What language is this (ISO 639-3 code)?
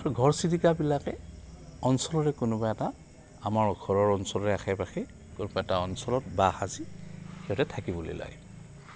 asm